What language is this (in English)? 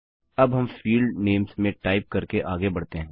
Hindi